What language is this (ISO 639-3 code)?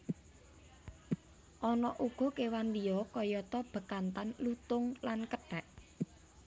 jav